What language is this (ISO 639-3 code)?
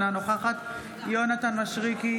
heb